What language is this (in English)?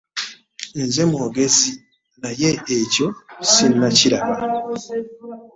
Ganda